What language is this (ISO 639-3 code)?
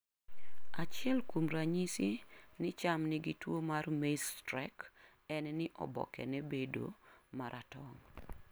luo